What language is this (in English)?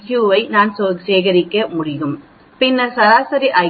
Tamil